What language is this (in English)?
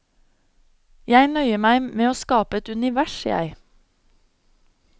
Norwegian